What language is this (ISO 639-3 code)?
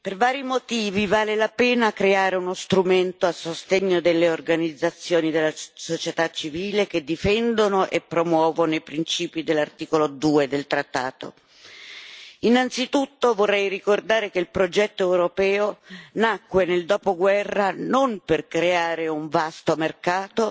ita